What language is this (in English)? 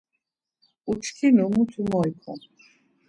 Laz